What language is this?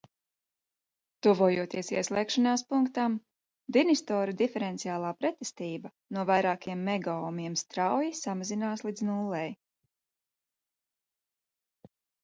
Latvian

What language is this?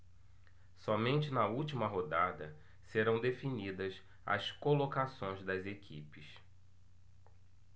Portuguese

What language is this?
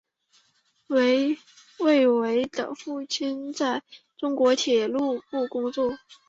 Chinese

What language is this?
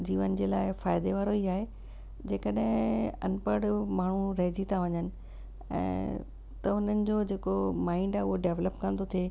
Sindhi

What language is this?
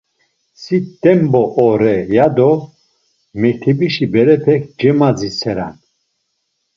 Laz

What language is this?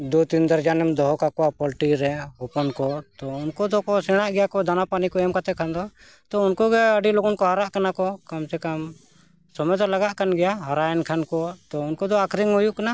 Santali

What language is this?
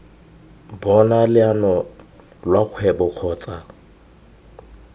Tswana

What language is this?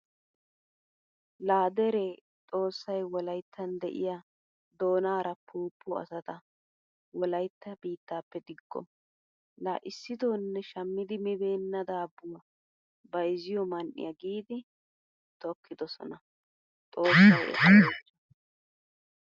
Wolaytta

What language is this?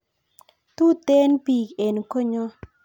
Kalenjin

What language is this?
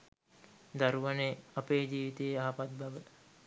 Sinhala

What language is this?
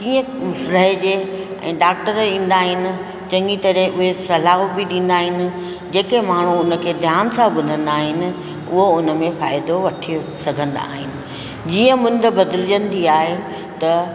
Sindhi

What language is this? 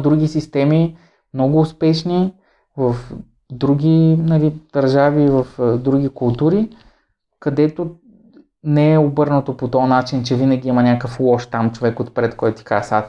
Bulgarian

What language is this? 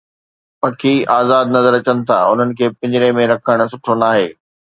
Sindhi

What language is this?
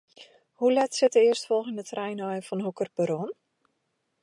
Western Frisian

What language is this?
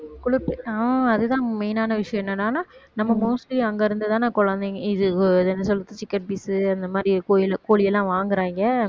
Tamil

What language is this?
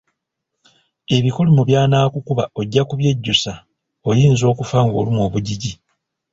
Ganda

